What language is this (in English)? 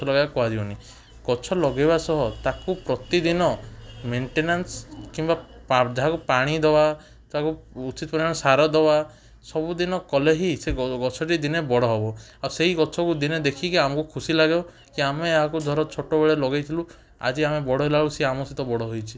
Odia